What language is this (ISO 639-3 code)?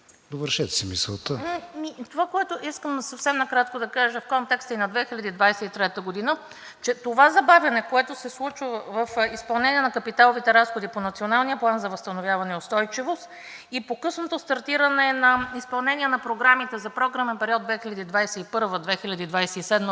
bul